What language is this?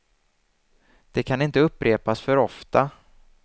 Swedish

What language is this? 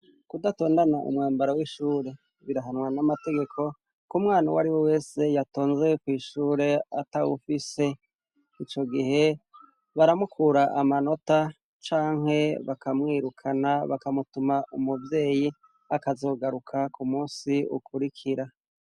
Rundi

